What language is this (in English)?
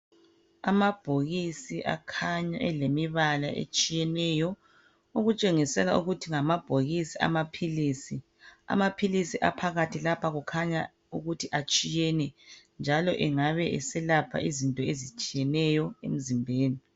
North Ndebele